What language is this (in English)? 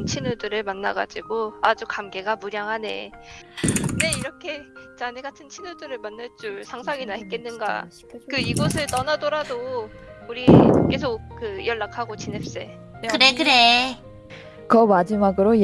Korean